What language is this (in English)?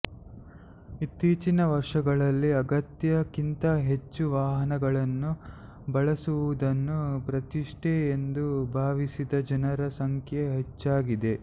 Kannada